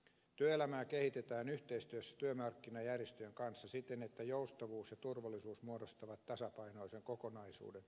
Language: Finnish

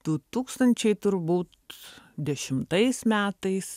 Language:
Lithuanian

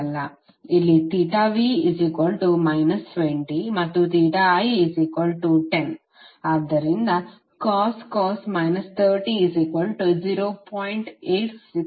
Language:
Kannada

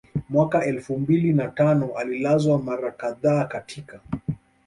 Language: Swahili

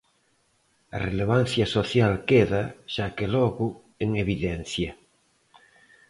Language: Galician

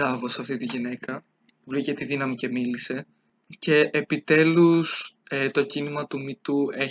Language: Greek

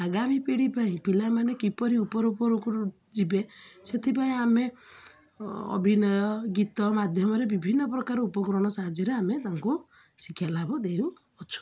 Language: Odia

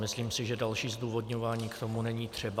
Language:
Czech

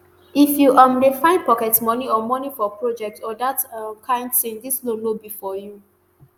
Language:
Nigerian Pidgin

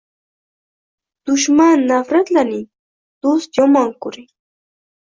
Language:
Uzbek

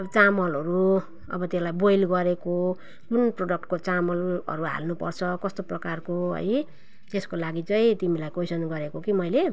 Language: Nepali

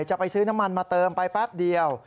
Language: Thai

